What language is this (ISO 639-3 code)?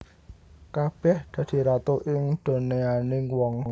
jav